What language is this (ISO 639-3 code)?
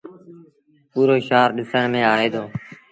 sbn